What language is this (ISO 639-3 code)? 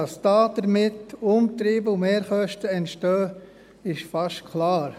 gsw